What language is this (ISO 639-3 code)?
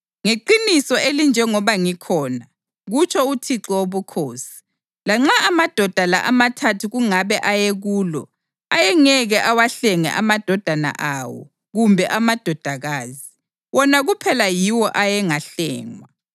nde